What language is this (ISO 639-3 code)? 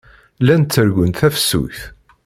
kab